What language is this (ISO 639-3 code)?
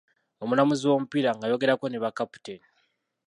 lug